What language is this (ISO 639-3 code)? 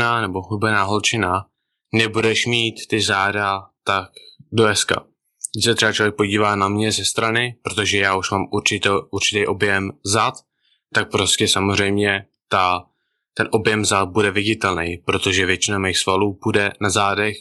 ces